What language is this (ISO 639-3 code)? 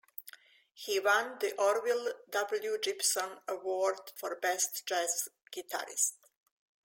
eng